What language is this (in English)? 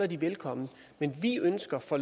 Danish